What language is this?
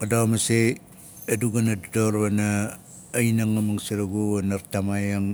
Nalik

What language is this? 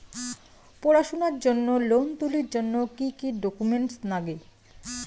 Bangla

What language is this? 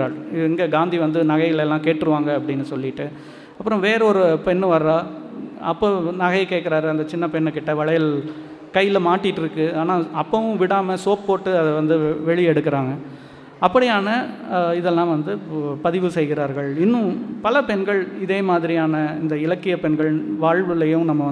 Tamil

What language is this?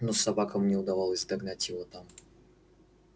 Russian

